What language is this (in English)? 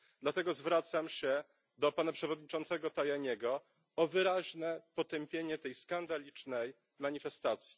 Polish